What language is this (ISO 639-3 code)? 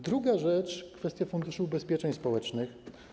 pol